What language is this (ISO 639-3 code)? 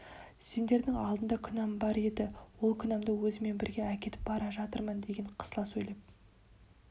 kaz